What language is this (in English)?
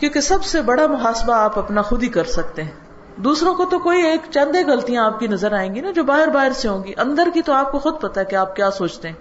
Urdu